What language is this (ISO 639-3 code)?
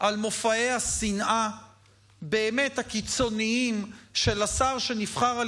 heb